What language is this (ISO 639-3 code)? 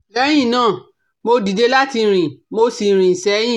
yor